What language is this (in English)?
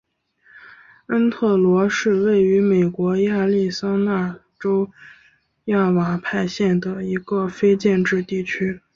Chinese